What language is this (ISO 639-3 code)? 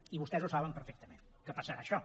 cat